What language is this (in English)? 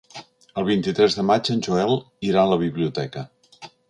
Catalan